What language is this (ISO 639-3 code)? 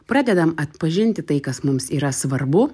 lit